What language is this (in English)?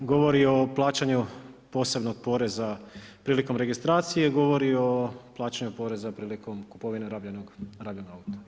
Croatian